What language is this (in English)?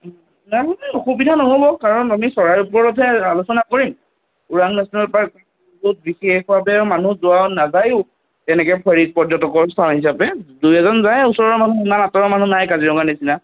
Assamese